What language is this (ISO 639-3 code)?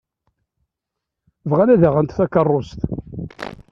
kab